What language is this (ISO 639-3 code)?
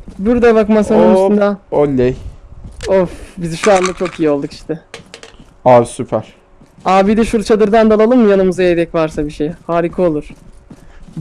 tur